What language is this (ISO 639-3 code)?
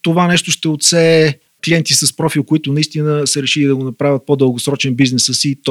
bul